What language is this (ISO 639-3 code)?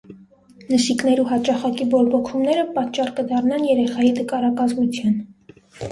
hye